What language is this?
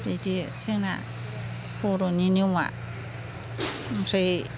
Bodo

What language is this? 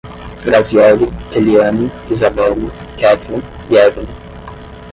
Portuguese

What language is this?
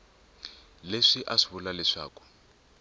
Tsonga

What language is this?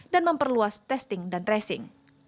Indonesian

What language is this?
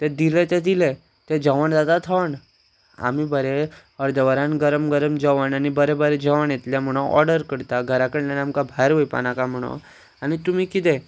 Konkani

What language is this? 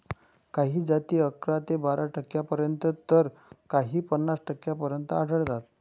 Marathi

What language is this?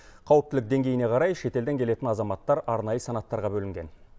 Kazakh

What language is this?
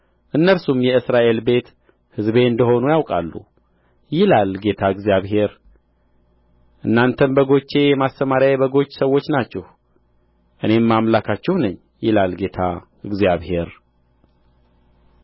Amharic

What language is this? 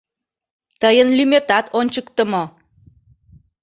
Mari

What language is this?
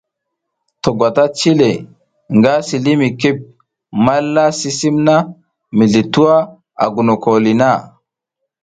South Giziga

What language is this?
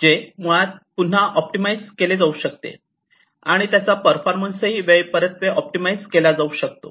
Marathi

